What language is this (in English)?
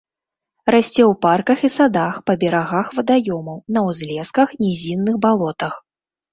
Belarusian